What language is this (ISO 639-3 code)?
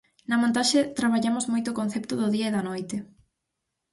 glg